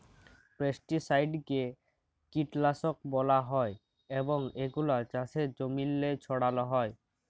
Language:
Bangla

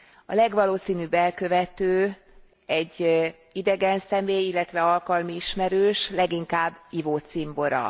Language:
Hungarian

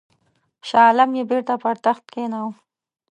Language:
Pashto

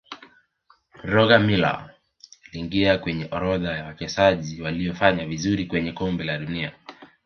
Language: Swahili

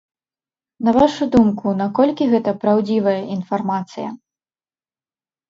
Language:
Belarusian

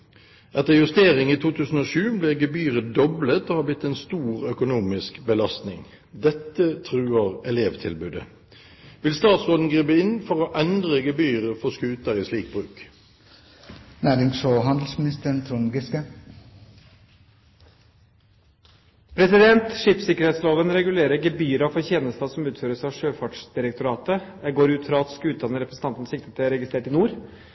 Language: Norwegian Bokmål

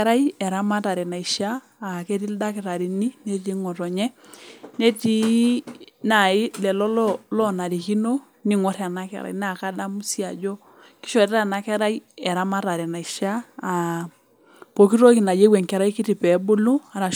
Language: Masai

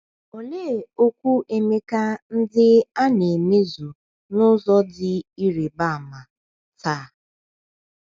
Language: Igbo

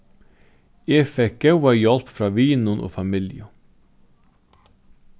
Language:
Faroese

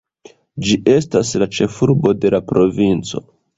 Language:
Esperanto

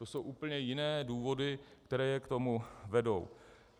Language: Czech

